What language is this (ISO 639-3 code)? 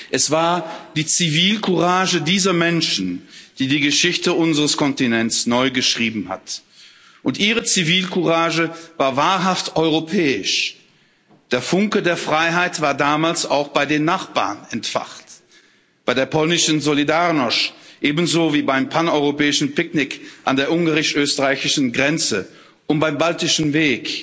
deu